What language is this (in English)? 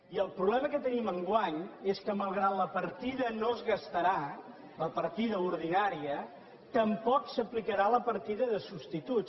Catalan